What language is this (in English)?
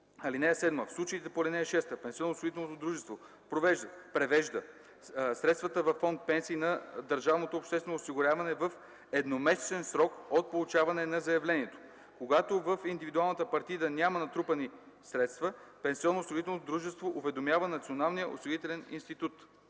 Bulgarian